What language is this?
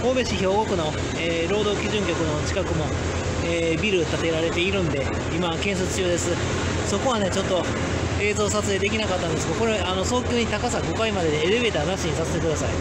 Japanese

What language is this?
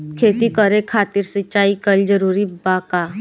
Bhojpuri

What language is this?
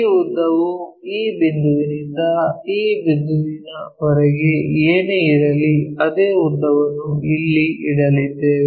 Kannada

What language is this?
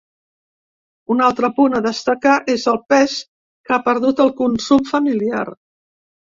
Catalan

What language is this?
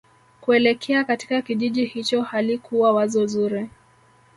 Swahili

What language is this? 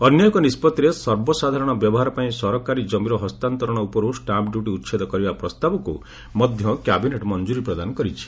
Odia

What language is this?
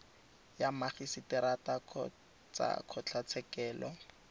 Tswana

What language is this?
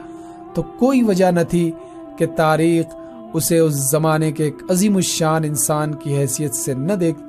Urdu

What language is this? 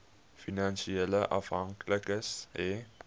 Afrikaans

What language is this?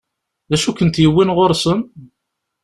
Kabyle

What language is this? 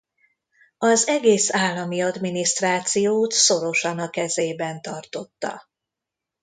Hungarian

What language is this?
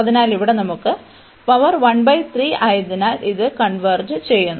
Malayalam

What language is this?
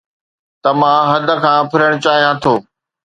Sindhi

